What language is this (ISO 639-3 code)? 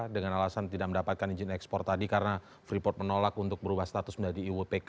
ind